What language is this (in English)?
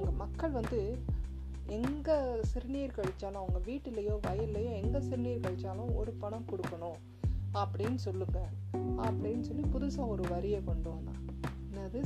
Tamil